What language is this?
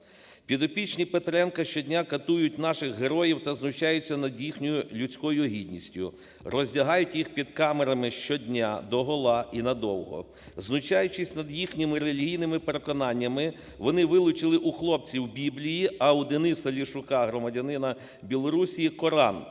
Ukrainian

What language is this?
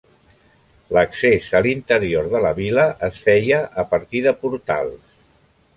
Catalan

